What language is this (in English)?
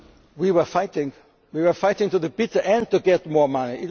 English